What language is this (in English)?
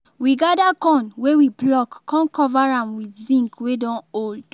Nigerian Pidgin